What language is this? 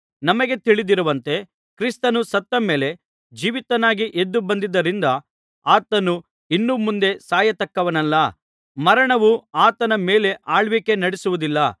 Kannada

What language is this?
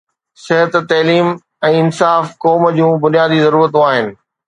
Sindhi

